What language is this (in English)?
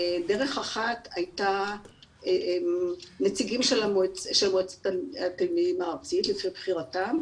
Hebrew